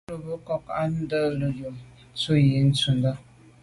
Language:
Medumba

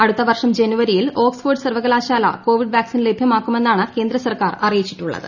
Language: Malayalam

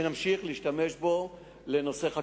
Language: Hebrew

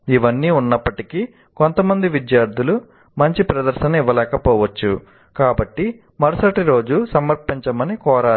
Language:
Telugu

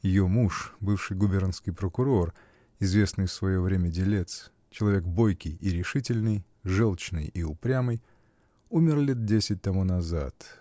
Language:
Russian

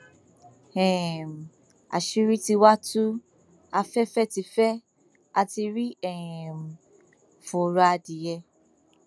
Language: Yoruba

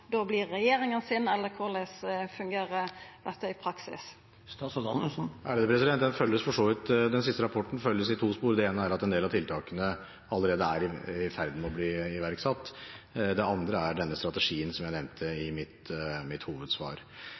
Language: Norwegian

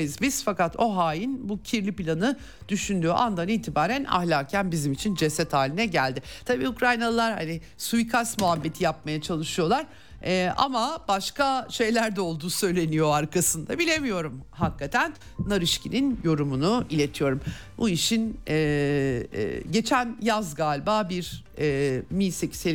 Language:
Turkish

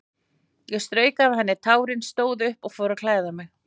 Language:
Icelandic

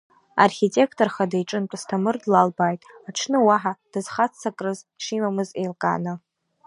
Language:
Abkhazian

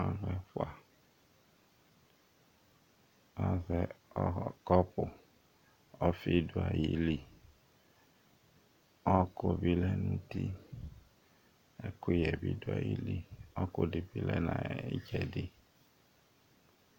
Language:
Ikposo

